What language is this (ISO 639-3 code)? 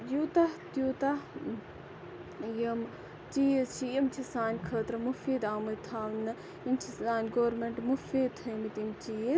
kas